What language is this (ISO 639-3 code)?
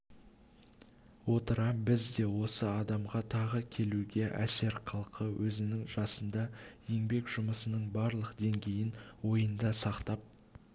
kaz